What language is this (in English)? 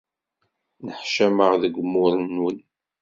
Kabyle